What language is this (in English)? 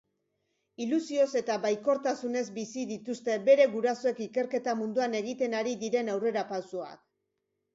Basque